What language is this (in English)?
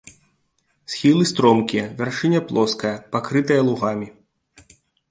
Belarusian